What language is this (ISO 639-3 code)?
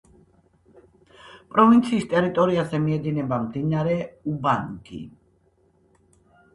kat